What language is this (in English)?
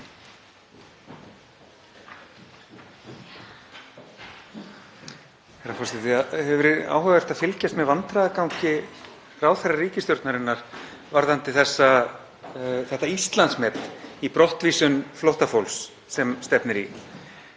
Icelandic